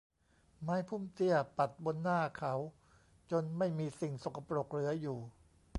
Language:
Thai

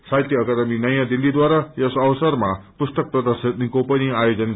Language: Nepali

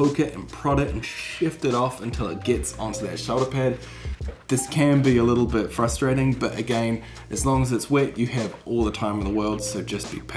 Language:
English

